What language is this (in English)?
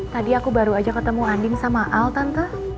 Indonesian